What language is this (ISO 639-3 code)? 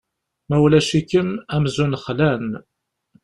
kab